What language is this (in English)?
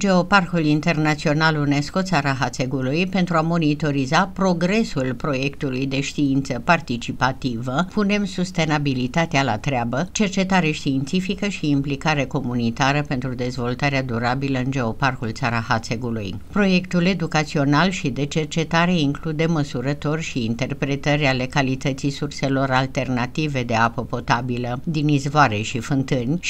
Romanian